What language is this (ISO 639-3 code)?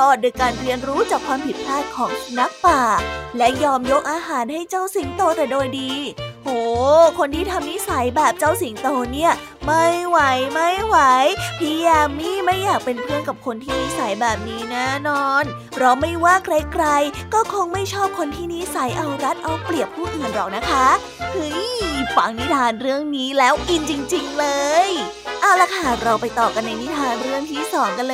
tha